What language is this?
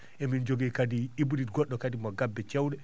Fula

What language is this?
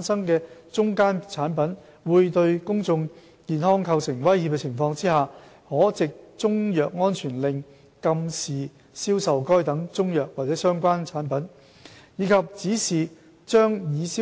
Cantonese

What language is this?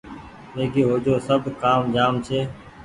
Goaria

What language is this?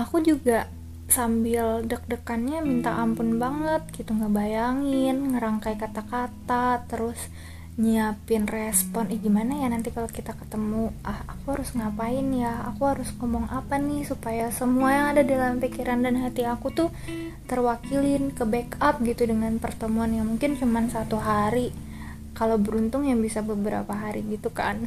Indonesian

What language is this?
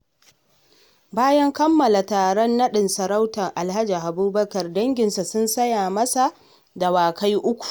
Hausa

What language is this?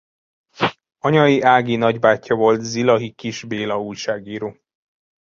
Hungarian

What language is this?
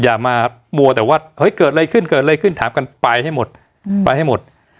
Thai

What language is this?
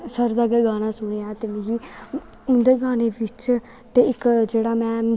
Dogri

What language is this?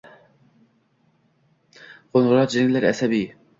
Uzbek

